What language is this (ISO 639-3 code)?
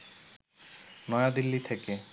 ben